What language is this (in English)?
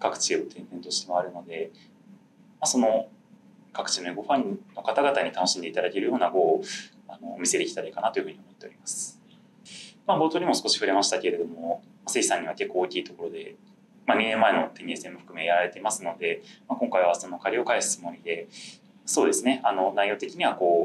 Japanese